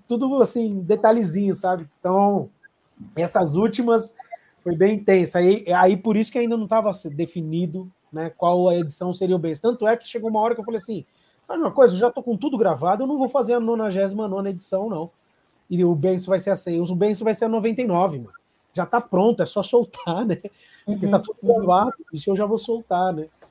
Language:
Portuguese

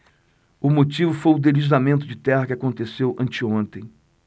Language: Portuguese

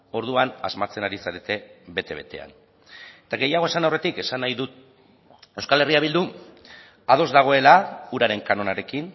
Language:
Basque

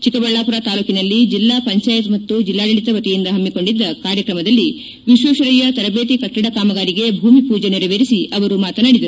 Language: Kannada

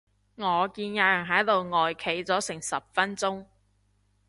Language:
Cantonese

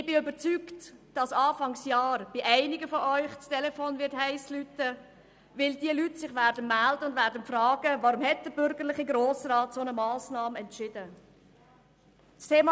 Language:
Swiss German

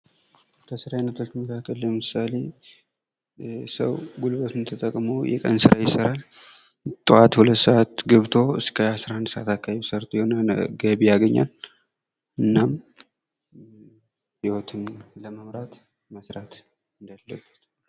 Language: Amharic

